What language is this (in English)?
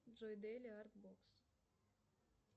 Russian